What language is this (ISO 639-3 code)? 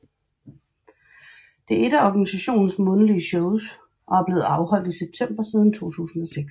dan